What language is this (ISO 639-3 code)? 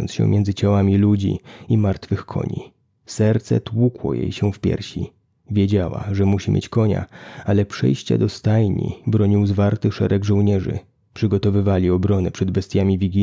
pol